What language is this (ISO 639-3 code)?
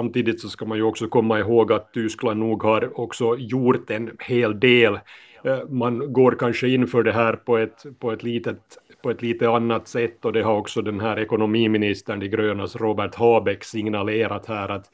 swe